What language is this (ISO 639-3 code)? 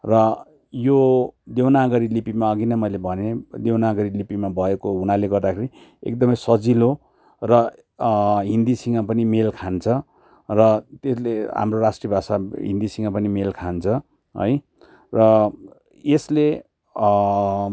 nep